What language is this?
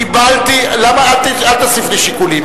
Hebrew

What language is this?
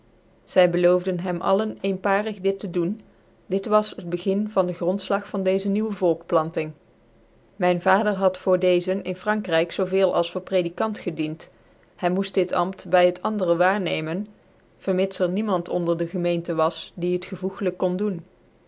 Dutch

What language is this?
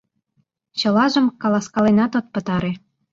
Mari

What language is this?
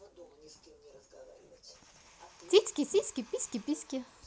Russian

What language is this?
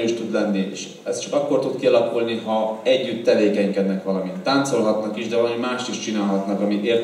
Hungarian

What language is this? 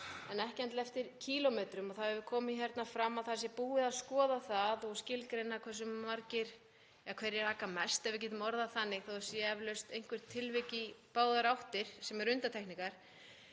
Icelandic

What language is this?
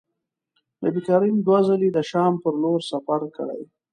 Pashto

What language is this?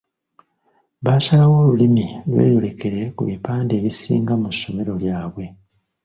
Ganda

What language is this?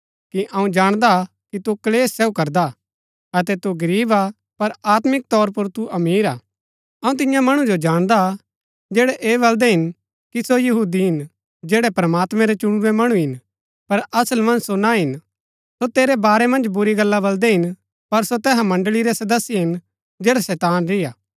Gaddi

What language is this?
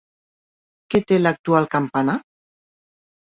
Catalan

